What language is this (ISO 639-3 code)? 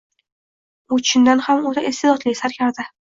uzb